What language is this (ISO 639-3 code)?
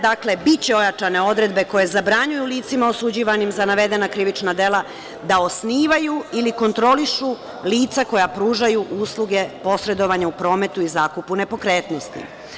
srp